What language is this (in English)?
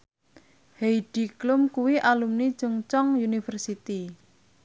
Javanese